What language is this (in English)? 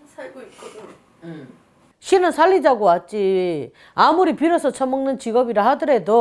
Korean